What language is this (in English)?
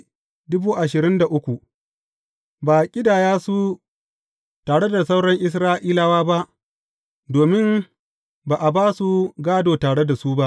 Hausa